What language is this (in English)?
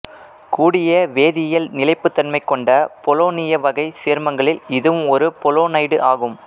Tamil